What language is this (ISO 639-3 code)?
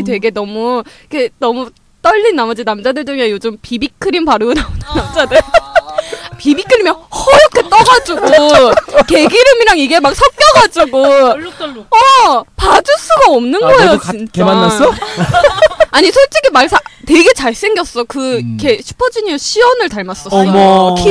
kor